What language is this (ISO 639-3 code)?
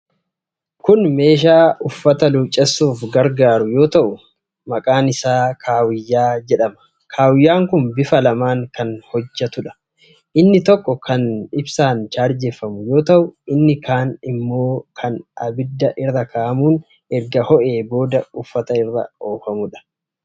orm